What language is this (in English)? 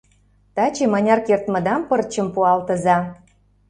Mari